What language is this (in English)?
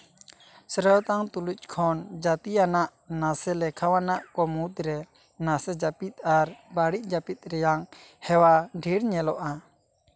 Santali